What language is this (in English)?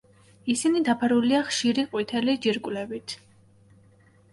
Georgian